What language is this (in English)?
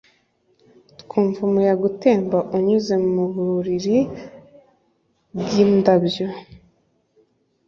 Kinyarwanda